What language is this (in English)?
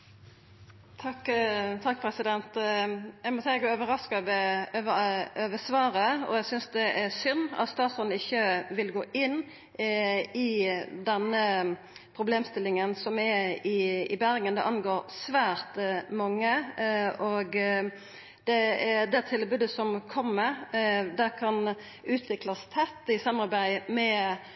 Norwegian Nynorsk